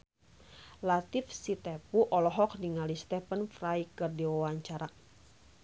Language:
Sundanese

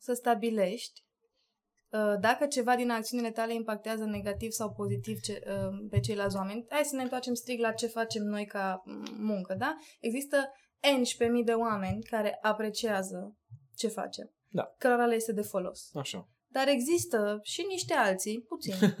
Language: Romanian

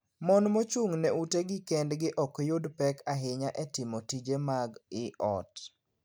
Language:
Luo (Kenya and Tanzania)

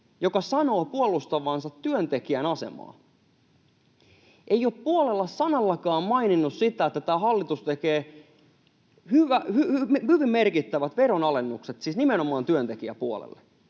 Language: Finnish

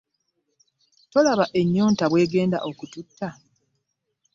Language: Ganda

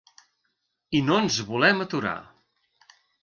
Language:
Catalan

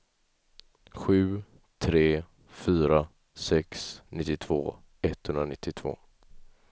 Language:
Swedish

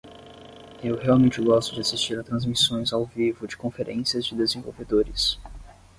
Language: Portuguese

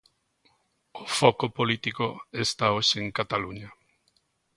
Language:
Galician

